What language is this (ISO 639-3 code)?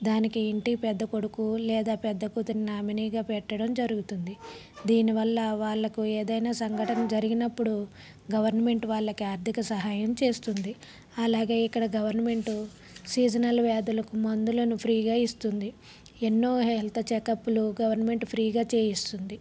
tel